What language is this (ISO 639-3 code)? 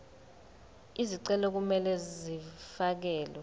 zul